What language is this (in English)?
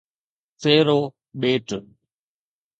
Sindhi